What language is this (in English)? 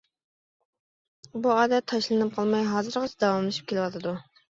Uyghur